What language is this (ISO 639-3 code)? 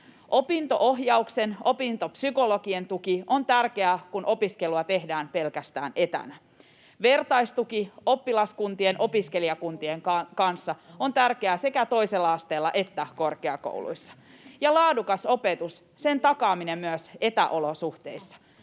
fin